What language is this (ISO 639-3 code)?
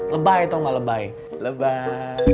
ind